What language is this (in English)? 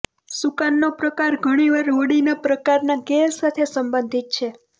Gujarati